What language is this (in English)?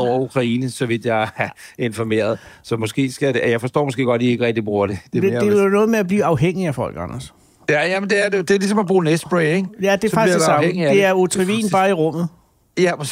Danish